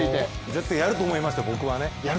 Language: Japanese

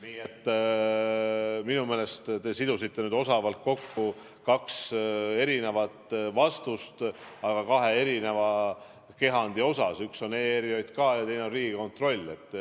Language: Estonian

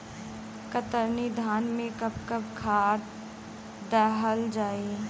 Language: Bhojpuri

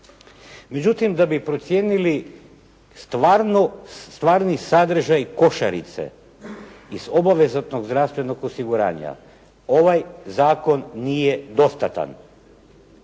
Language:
Croatian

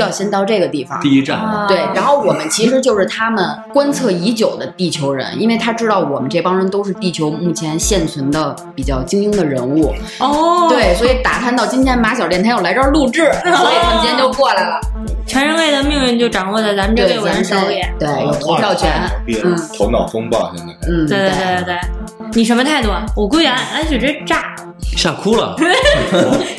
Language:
Chinese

